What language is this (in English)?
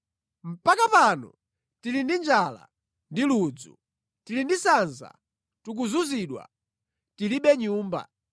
Nyanja